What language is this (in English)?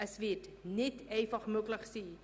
Swiss German